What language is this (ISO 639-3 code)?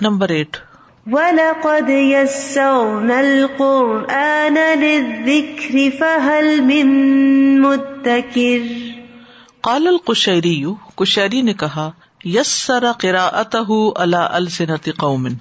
urd